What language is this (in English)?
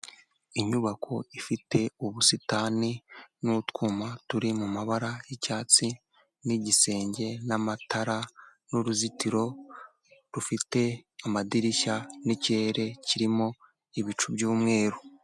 Kinyarwanda